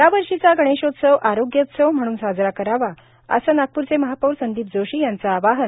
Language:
Marathi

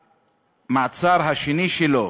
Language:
Hebrew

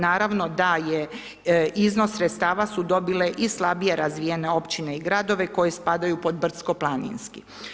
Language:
Croatian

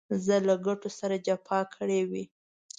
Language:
Pashto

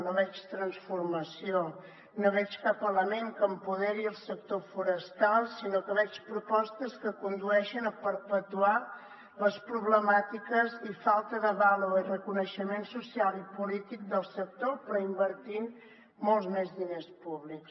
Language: Catalan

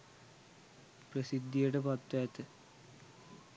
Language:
Sinhala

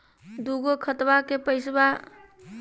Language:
Magahi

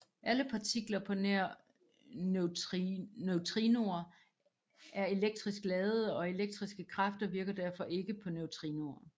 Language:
Danish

